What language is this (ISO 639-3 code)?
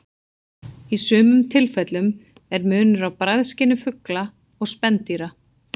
isl